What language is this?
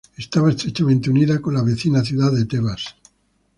Spanish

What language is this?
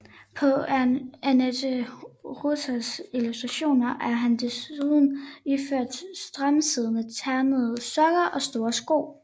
Danish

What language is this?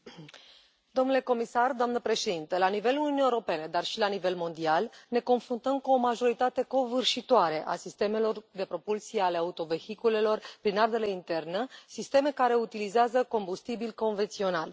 Romanian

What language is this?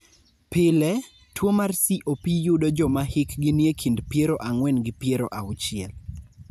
Luo (Kenya and Tanzania)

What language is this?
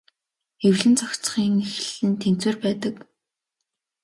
Mongolian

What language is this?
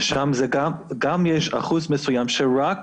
Hebrew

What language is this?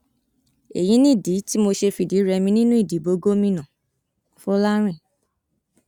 Yoruba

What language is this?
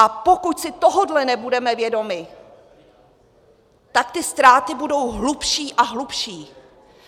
Czech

